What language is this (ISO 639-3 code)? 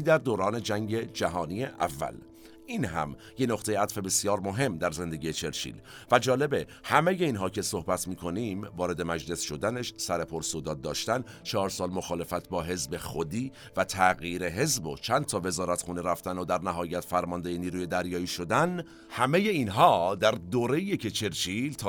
fas